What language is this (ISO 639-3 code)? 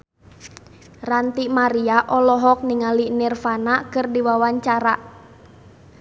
sun